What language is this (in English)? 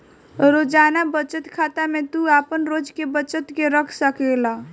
Bhojpuri